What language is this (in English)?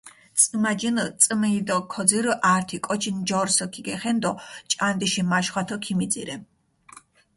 Mingrelian